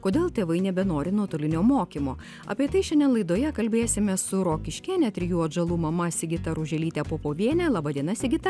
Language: Lithuanian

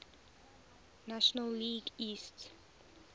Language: English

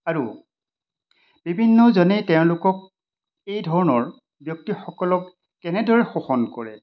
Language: Assamese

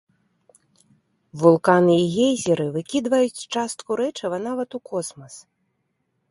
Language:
Belarusian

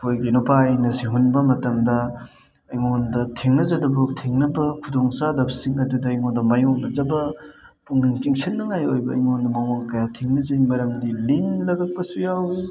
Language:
Manipuri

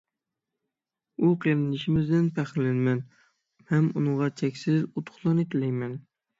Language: Uyghur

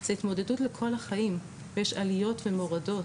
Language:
Hebrew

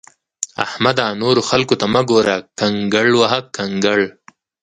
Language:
Pashto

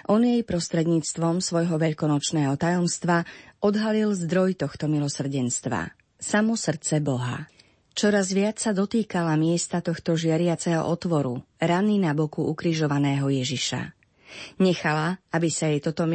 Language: Slovak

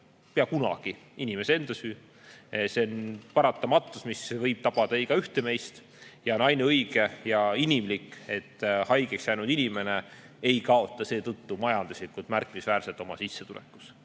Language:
Estonian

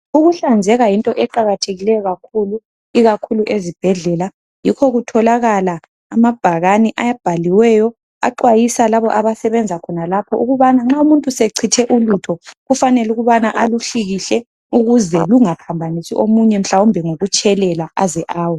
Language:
North Ndebele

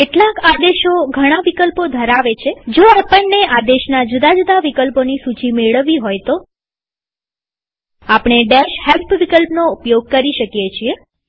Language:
Gujarati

